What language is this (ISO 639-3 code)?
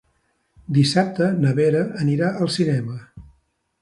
cat